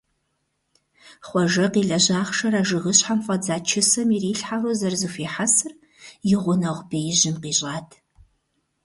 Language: Kabardian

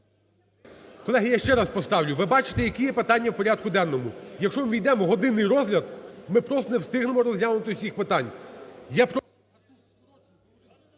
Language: Ukrainian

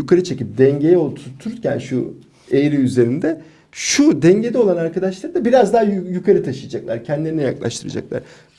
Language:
Turkish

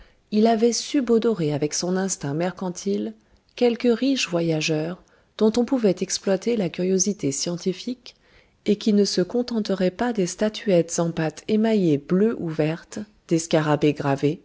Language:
French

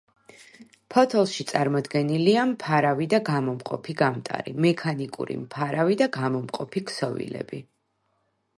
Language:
Georgian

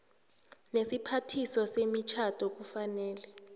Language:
South Ndebele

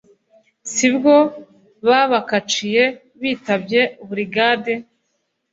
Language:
Kinyarwanda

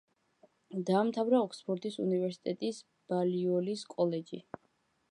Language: Georgian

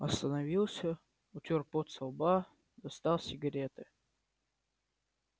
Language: Russian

